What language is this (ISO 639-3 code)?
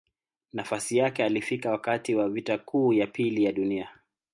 swa